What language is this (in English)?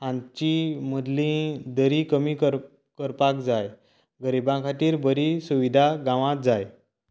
Konkani